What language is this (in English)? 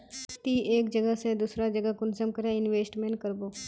Magahi